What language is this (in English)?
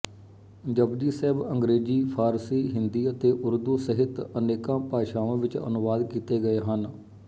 Punjabi